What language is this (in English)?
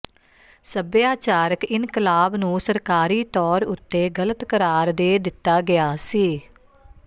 Punjabi